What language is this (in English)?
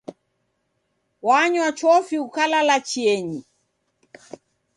Taita